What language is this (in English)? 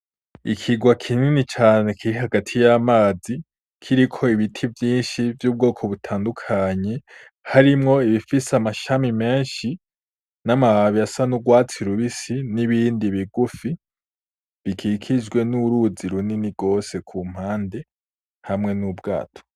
Rundi